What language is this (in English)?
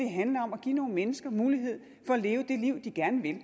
Danish